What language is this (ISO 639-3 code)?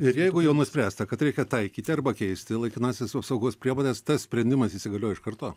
lit